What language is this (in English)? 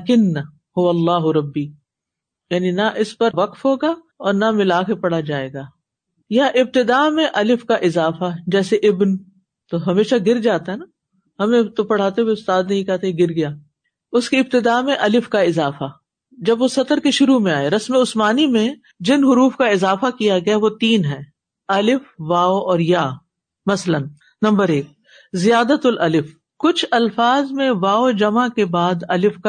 Urdu